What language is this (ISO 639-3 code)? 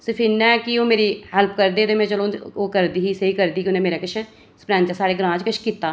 doi